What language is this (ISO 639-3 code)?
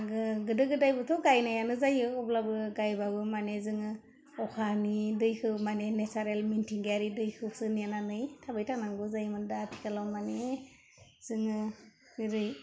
brx